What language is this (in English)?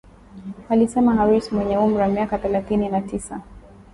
Swahili